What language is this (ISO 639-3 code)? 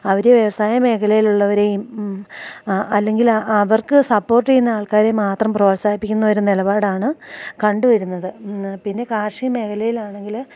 mal